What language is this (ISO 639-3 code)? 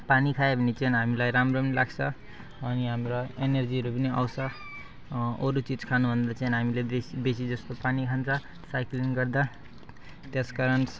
nep